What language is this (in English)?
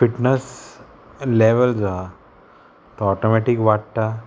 Konkani